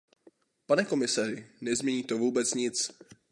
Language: Czech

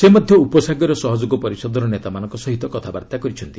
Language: Odia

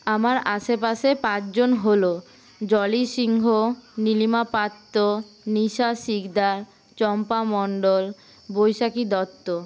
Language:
Bangla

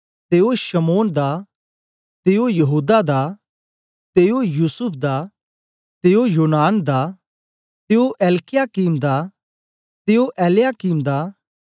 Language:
Dogri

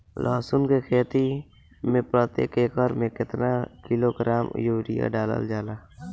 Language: Bhojpuri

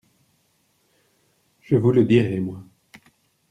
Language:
French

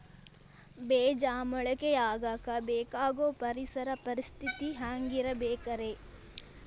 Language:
Kannada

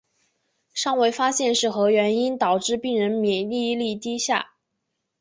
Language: Chinese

